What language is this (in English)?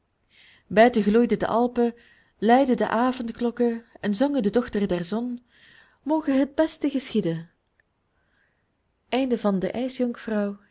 Dutch